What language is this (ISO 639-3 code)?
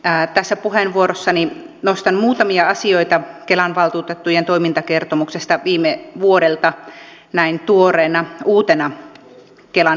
fin